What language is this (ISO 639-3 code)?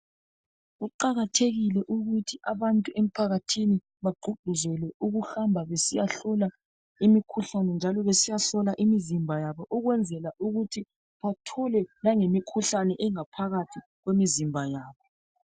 nde